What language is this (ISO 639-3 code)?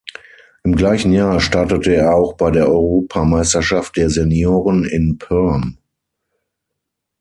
deu